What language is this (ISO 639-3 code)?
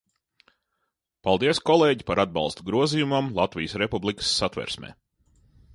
lav